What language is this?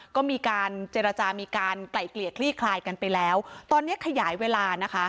Thai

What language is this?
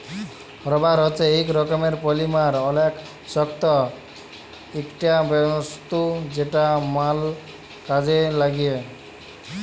Bangla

